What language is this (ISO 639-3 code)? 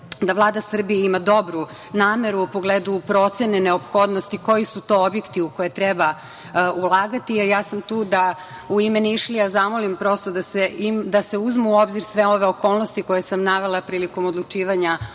srp